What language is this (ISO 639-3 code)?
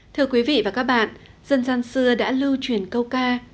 vie